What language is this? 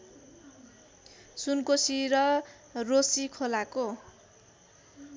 Nepali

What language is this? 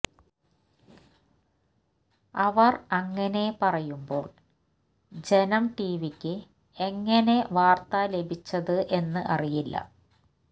Malayalam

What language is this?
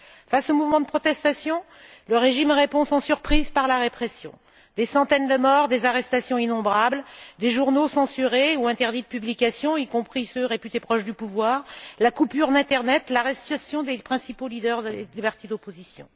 French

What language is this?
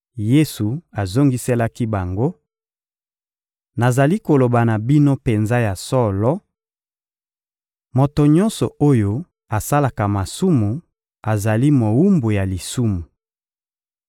Lingala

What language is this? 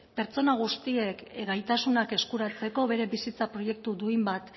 Basque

